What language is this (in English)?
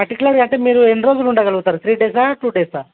Telugu